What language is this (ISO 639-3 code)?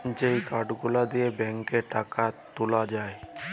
ben